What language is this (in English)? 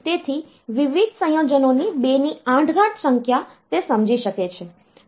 Gujarati